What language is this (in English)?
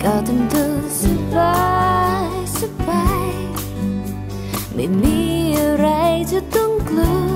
Thai